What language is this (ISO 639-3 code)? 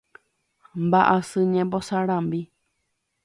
grn